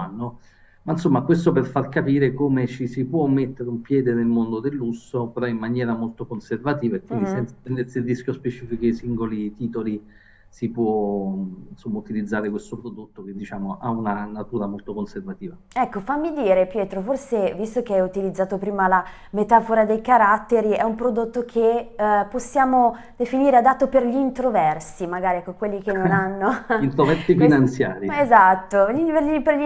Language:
Italian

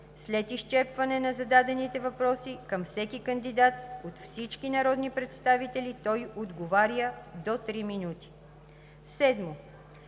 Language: Bulgarian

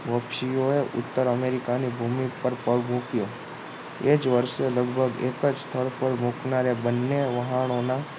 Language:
Gujarati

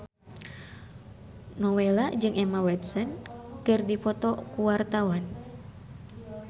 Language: Sundanese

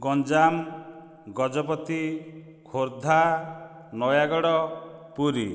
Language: Odia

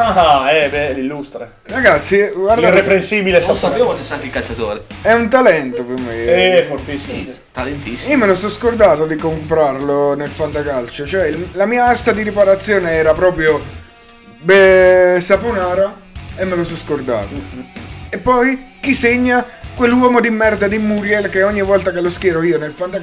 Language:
Italian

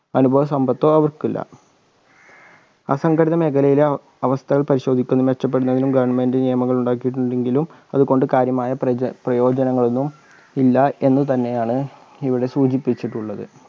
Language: Malayalam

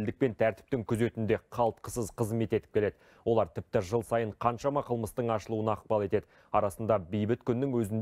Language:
Turkish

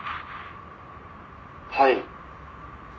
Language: Japanese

